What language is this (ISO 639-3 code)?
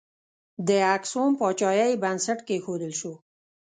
pus